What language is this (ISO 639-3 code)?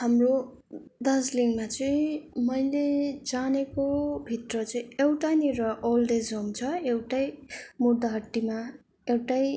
nep